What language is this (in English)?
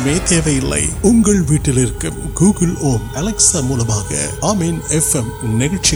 Urdu